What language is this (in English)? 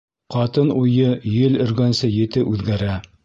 Bashkir